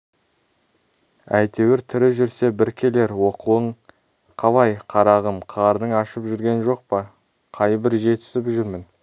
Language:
Kazakh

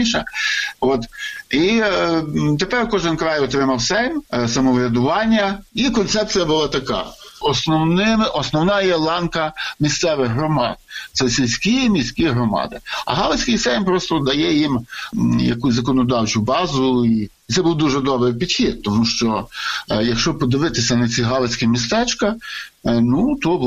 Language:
Ukrainian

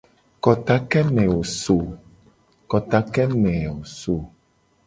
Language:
Gen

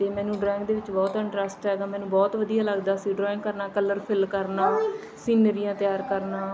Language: Punjabi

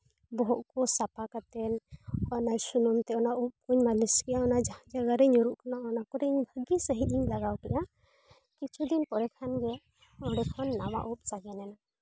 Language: Santali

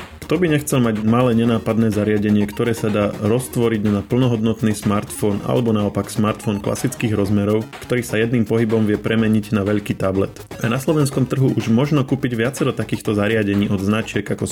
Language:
Slovak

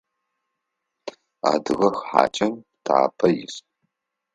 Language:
Adyghe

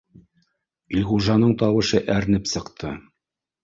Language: Bashkir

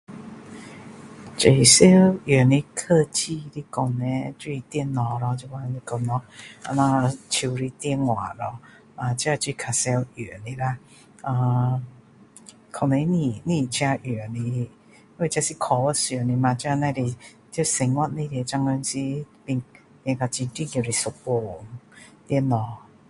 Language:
Min Dong Chinese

